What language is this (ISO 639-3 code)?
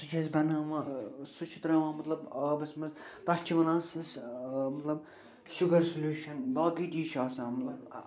kas